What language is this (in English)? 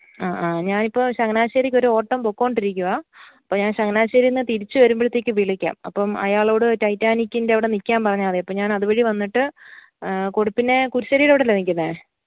Malayalam